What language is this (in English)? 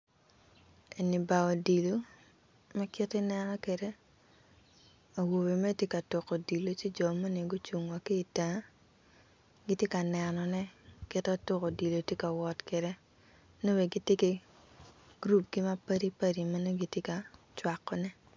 Acoli